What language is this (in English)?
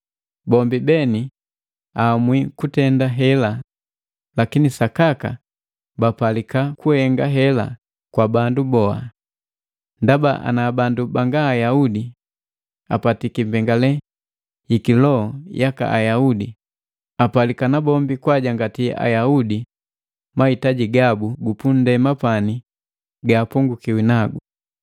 Matengo